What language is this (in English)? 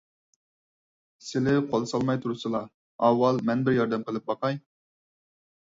Uyghur